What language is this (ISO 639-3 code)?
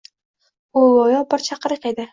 uzb